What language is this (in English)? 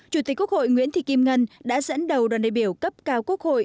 Vietnamese